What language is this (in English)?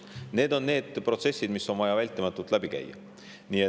Estonian